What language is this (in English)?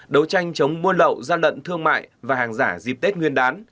Vietnamese